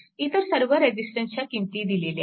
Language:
Marathi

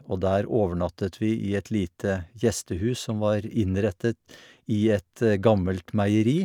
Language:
Norwegian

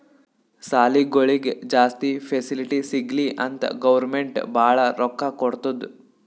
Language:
Kannada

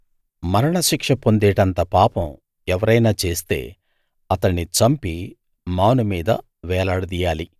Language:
Telugu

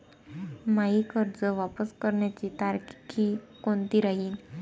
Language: Marathi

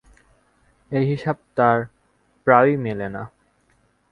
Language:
Bangla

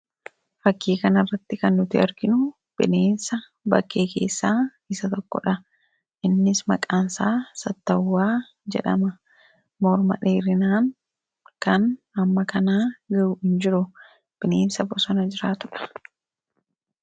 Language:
Oromo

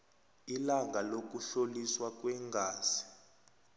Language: South Ndebele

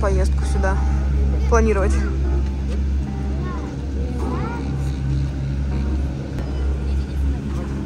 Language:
Russian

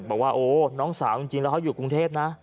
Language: Thai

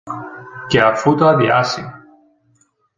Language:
Greek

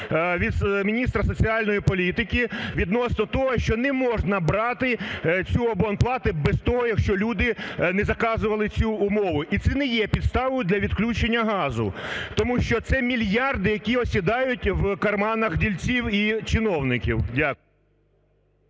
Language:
Ukrainian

